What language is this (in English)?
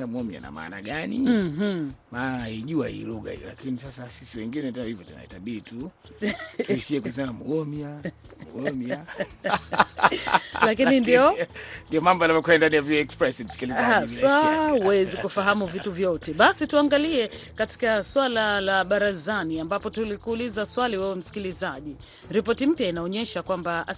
Swahili